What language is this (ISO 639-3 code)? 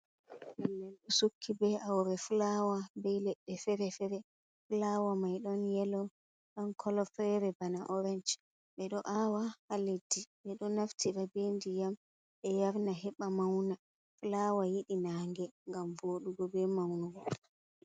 ful